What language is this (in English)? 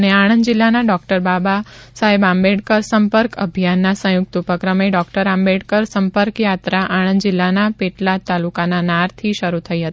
Gujarati